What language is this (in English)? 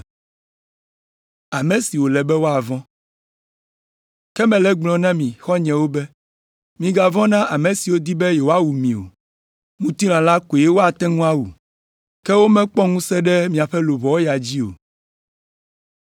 Ewe